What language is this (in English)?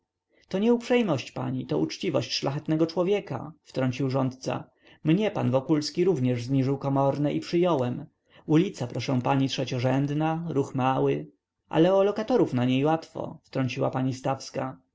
Polish